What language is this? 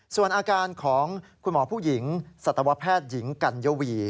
Thai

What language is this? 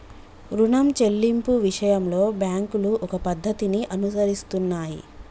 Telugu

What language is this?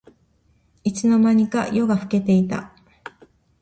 Japanese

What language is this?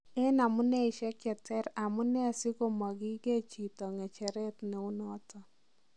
Kalenjin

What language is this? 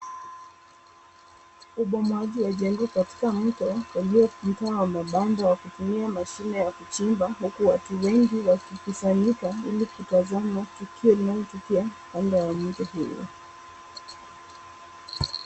Swahili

